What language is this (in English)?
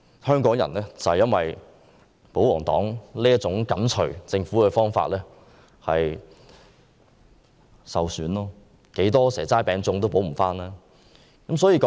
Cantonese